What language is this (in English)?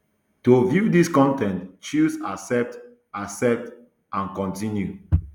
Nigerian Pidgin